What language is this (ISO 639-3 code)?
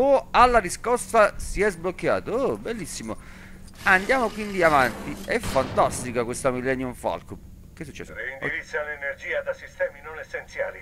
ita